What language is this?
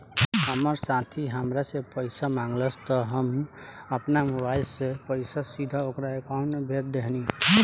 Bhojpuri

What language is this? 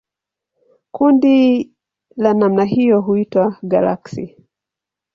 Swahili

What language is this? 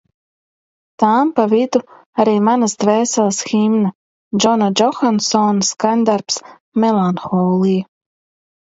Latvian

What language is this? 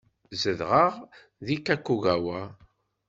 Kabyle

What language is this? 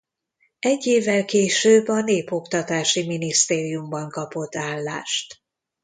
Hungarian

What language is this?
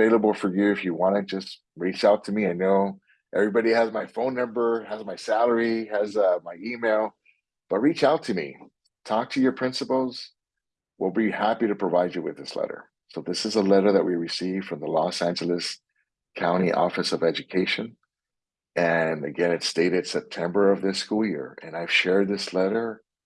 English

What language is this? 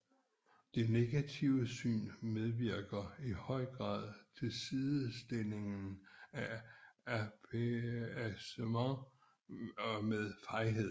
Danish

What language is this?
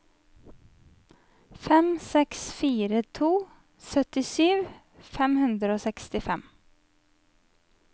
Norwegian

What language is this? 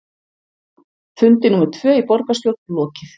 Icelandic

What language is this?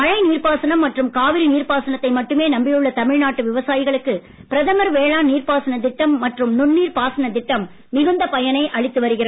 Tamil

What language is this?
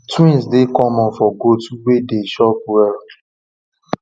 Nigerian Pidgin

